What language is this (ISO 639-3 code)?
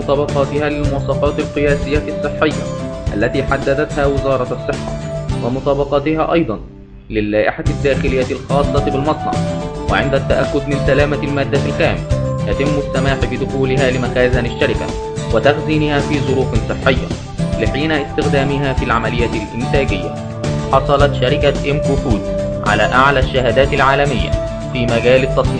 ara